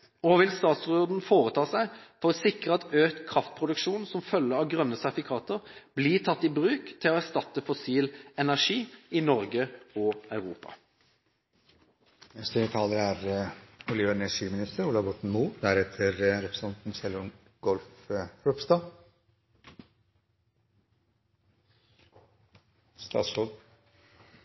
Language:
Norwegian Bokmål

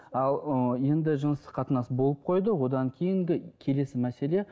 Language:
Kazakh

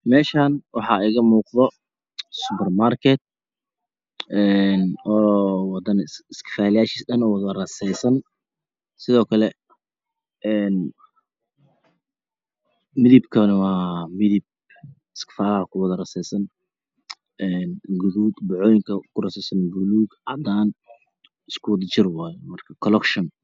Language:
Somali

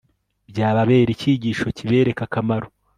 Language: Kinyarwanda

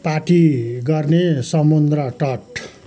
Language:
Nepali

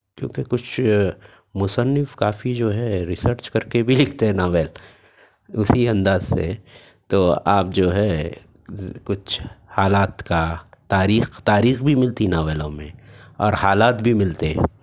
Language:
Urdu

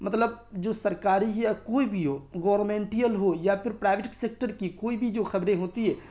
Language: Urdu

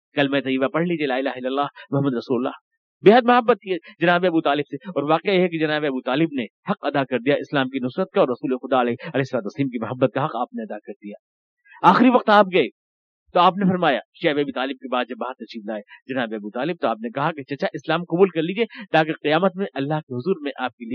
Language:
Urdu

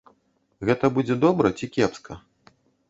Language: Belarusian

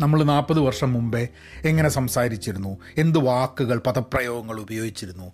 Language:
Malayalam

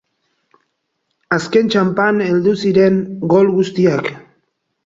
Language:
Basque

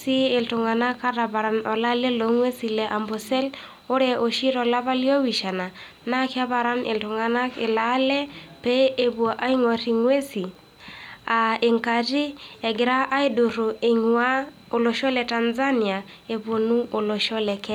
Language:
Masai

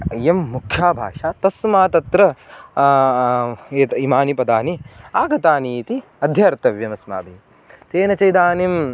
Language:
Sanskrit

